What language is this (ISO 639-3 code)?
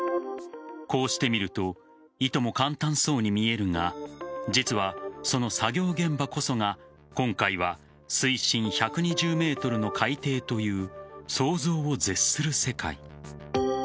jpn